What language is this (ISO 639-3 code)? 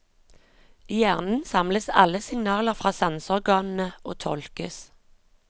nor